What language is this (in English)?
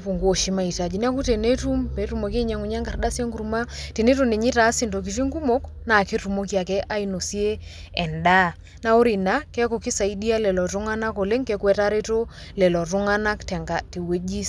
Masai